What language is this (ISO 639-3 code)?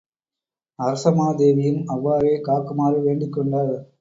tam